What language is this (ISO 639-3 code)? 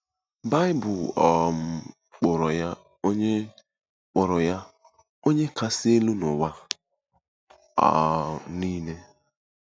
ibo